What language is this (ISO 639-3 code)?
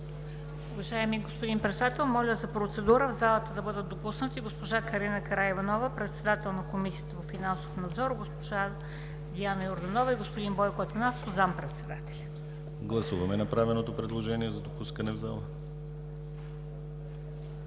bul